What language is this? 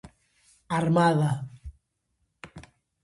Galician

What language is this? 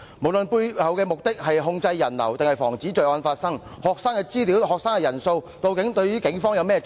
Cantonese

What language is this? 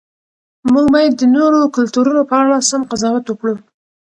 Pashto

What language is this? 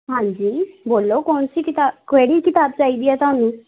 Punjabi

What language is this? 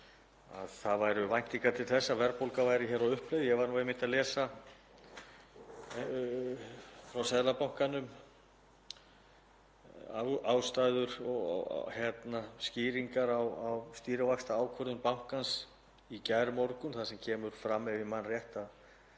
Icelandic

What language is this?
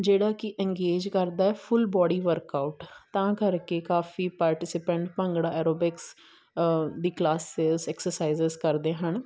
Punjabi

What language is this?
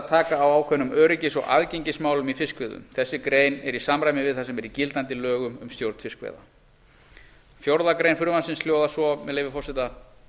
Icelandic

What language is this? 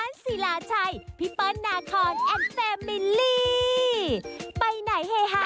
Thai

